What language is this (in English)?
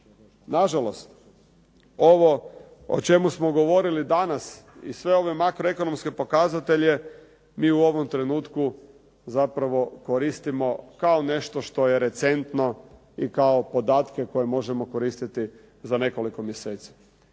Croatian